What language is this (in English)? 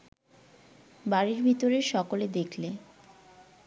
Bangla